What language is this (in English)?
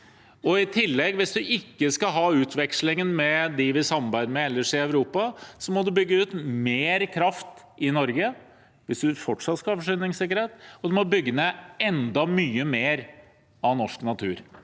Norwegian